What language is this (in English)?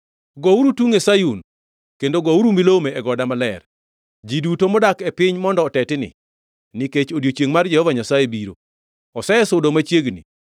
Luo (Kenya and Tanzania)